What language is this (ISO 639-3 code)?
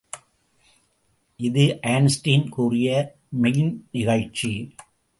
tam